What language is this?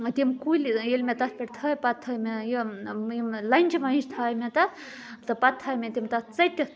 Kashmiri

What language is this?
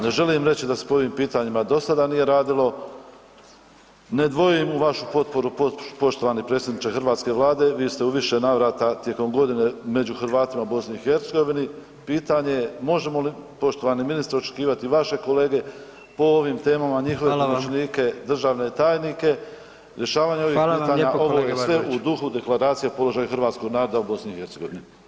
Croatian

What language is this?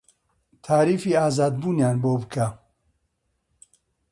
Central Kurdish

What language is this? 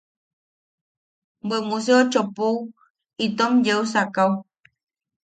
Yaqui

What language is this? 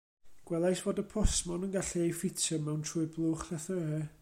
Welsh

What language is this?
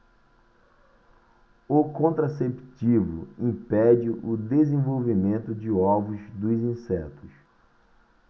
Portuguese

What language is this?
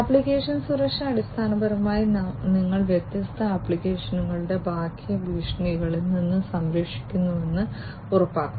Malayalam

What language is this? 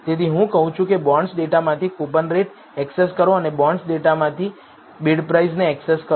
Gujarati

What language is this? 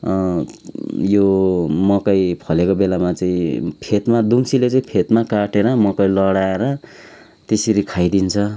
Nepali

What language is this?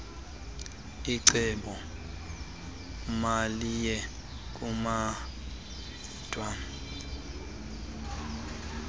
Xhosa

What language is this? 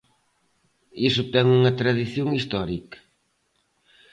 Galician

